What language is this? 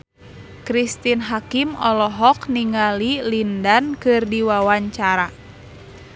Sundanese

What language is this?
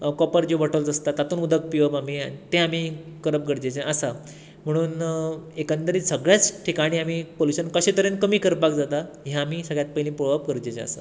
Konkani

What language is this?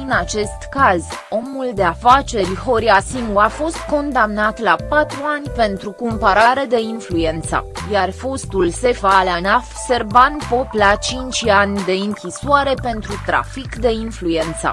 Romanian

